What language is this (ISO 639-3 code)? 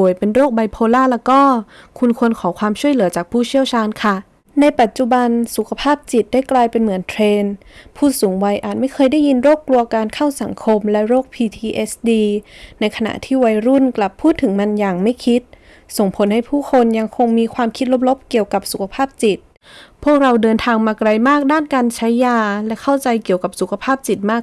tha